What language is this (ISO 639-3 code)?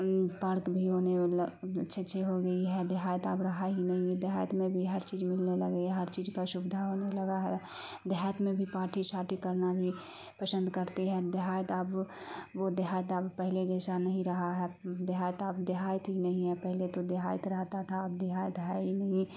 urd